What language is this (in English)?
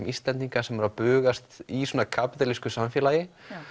Icelandic